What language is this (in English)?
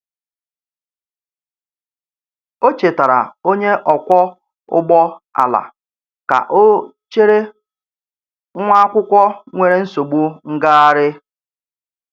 Igbo